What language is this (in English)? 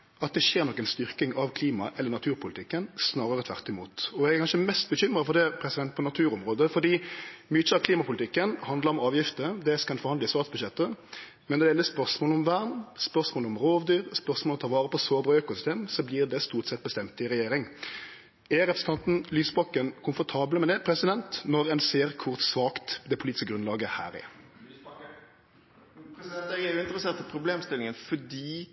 Norwegian